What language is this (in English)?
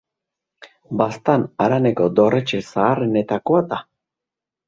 Basque